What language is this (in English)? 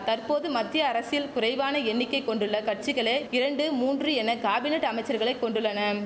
Tamil